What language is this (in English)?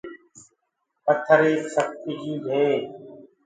Gurgula